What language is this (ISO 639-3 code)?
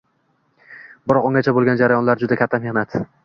uzb